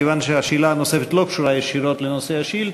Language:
Hebrew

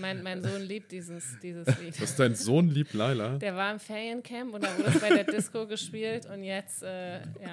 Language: German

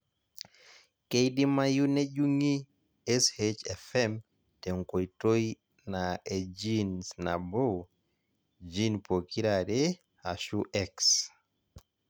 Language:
Masai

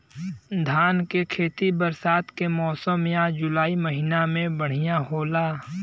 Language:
Bhojpuri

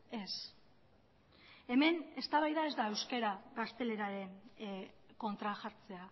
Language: Basque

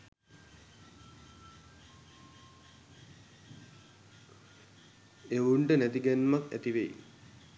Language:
Sinhala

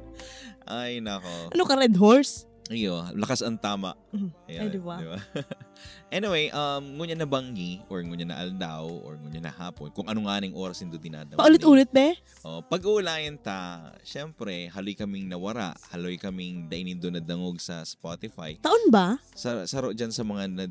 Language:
Filipino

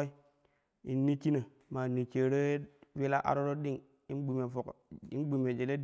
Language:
Kushi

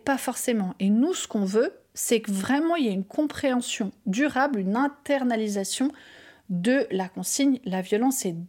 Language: French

